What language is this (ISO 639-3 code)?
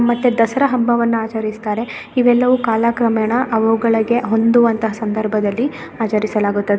kan